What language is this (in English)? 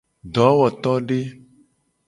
Gen